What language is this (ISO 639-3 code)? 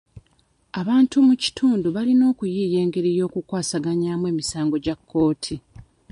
lug